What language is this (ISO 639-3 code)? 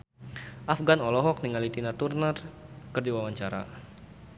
sun